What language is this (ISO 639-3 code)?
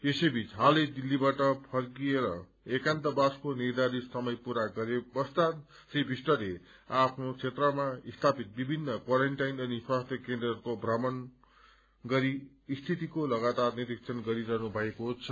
nep